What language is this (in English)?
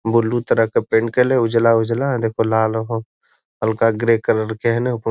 Magahi